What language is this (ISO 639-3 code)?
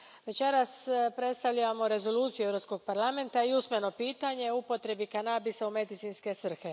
hrv